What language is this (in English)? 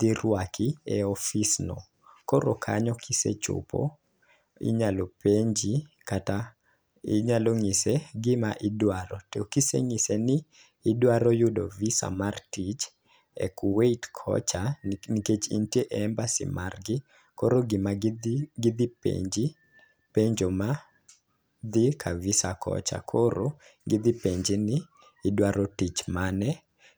Luo (Kenya and Tanzania)